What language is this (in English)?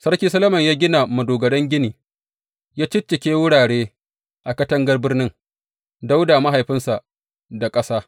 Hausa